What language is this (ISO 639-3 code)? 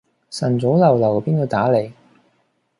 yue